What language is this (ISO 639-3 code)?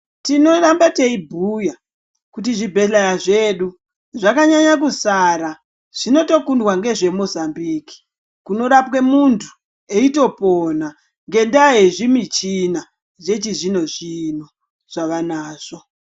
ndc